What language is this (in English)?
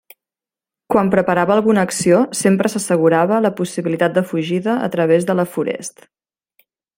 Catalan